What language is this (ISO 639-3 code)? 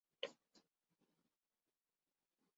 urd